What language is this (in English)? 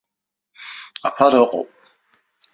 Abkhazian